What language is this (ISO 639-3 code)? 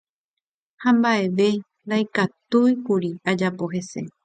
grn